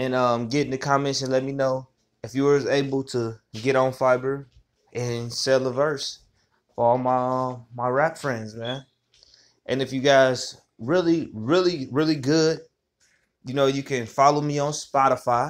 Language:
English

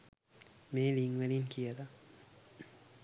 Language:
Sinhala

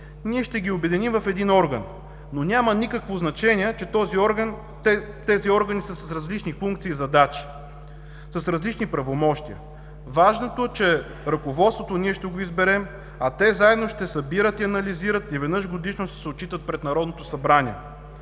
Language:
Bulgarian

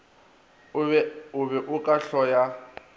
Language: Northern Sotho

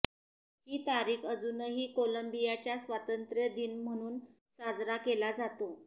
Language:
Marathi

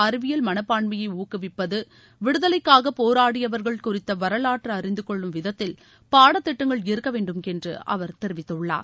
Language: Tamil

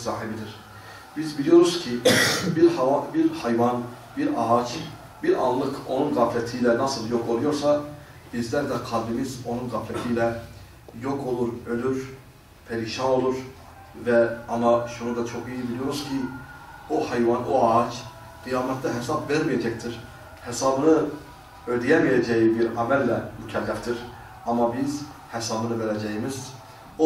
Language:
Turkish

